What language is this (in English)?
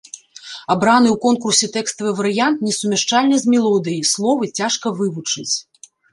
Belarusian